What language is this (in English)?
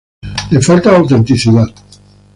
Spanish